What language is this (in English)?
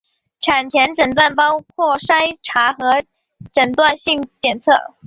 Chinese